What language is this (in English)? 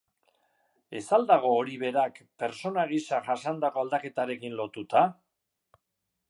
Basque